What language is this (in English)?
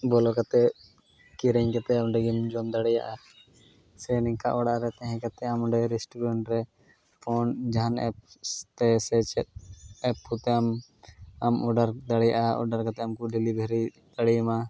Santali